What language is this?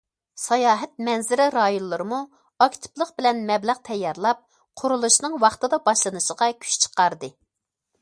Uyghur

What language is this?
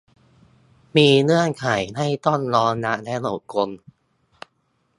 Thai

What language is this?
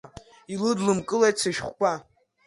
Abkhazian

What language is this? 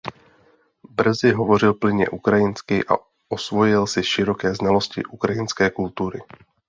Czech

